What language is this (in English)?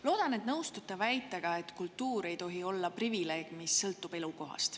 Estonian